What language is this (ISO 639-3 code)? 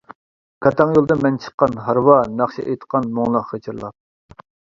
uig